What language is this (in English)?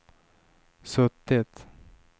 Swedish